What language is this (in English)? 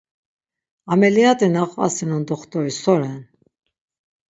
Laz